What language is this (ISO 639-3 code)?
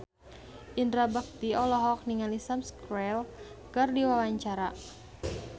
sun